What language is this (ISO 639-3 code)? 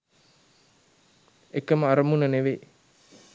sin